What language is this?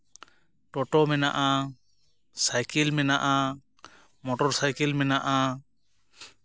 Santali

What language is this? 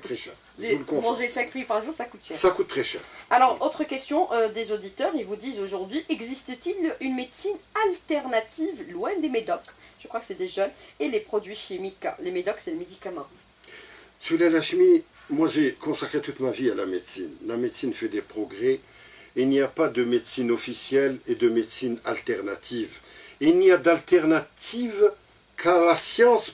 French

